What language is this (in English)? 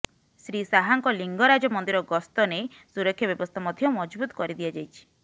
Odia